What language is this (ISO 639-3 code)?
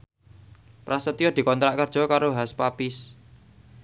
jav